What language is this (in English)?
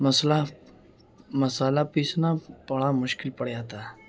Urdu